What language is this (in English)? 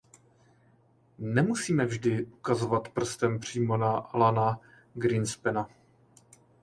Czech